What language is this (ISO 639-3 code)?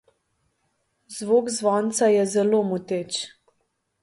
slv